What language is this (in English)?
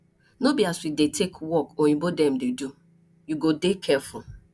Nigerian Pidgin